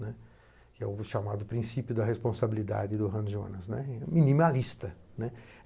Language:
Portuguese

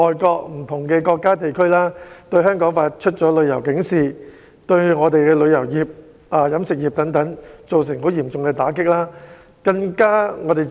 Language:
Cantonese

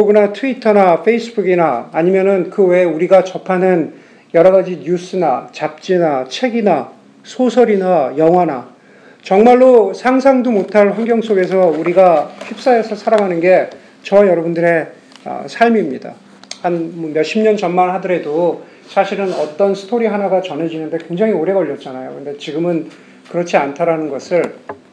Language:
Korean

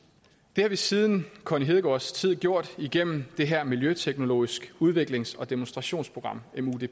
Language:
Danish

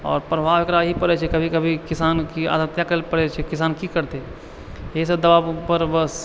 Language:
Maithili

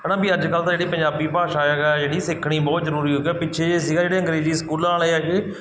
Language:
Punjabi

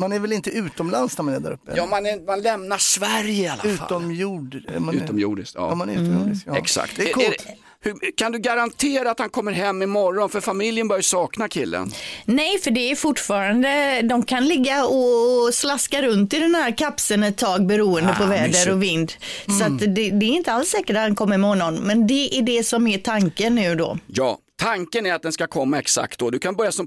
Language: Swedish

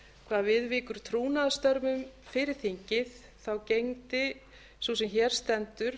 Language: Icelandic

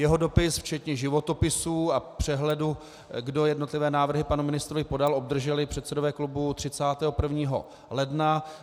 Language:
Czech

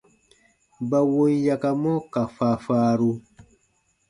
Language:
Baatonum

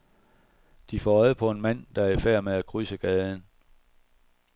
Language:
Danish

